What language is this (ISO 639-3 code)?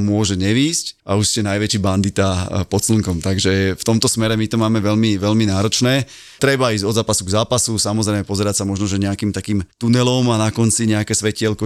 slk